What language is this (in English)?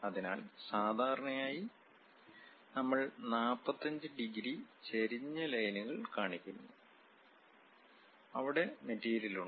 Malayalam